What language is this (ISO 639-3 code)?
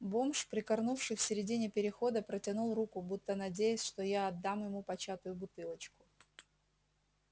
rus